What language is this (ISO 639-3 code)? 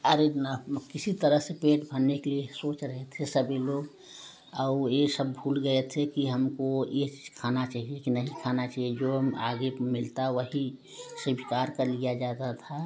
hin